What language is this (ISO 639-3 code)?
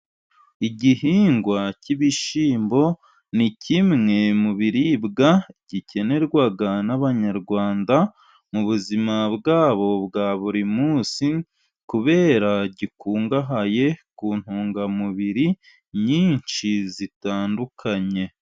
kin